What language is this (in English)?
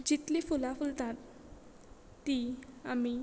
Konkani